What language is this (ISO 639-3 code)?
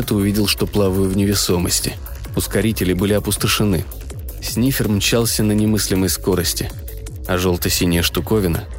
rus